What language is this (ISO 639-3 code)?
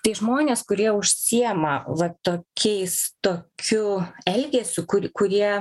lit